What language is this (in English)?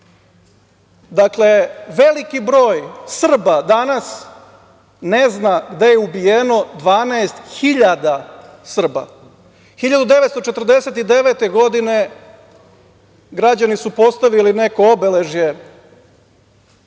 Serbian